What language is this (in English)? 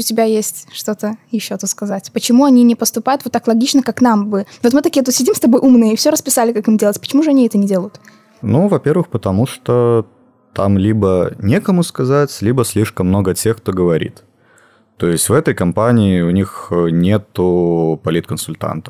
Russian